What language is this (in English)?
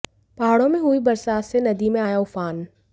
Hindi